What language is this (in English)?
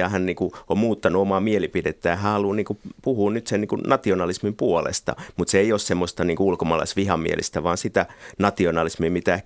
Finnish